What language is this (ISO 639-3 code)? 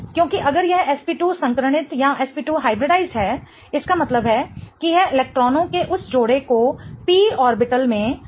hin